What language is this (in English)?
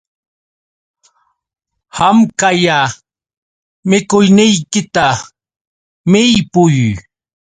Yauyos Quechua